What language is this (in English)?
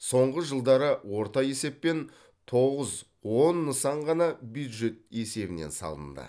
Kazakh